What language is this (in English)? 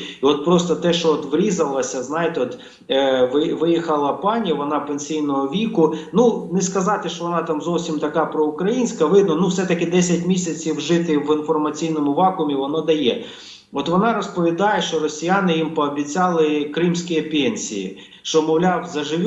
Ukrainian